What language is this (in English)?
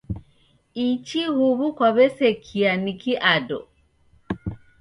Taita